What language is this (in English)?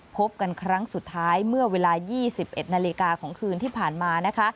Thai